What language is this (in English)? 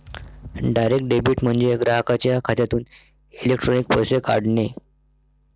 Marathi